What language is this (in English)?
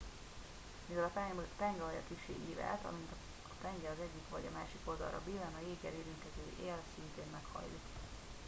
Hungarian